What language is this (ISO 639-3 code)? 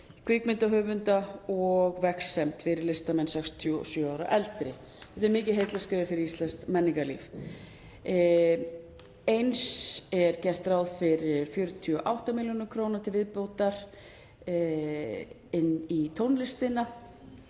isl